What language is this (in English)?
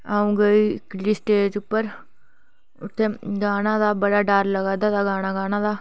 Dogri